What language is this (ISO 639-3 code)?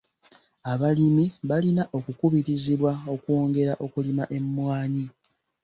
lug